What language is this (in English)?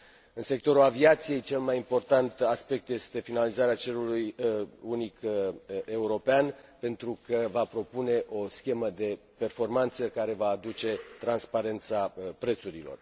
Romanian